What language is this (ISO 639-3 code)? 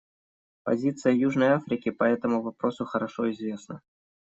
rus